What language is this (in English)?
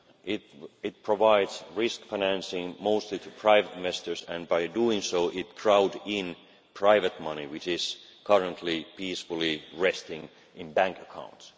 English